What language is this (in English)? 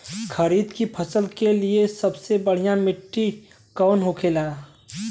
Bhojpuri